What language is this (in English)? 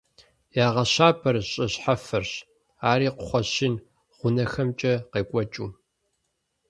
Kabardian